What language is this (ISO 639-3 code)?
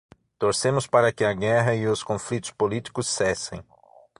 por